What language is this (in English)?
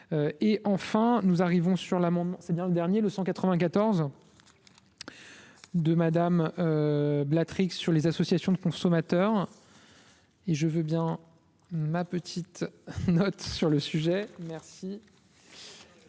French